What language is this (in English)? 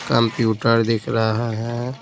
Hindi